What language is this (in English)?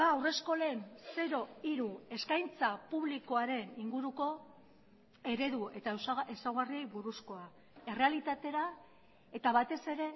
Basque